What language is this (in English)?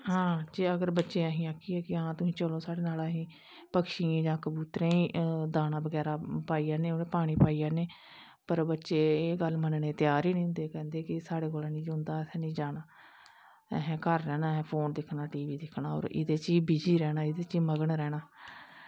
Dogri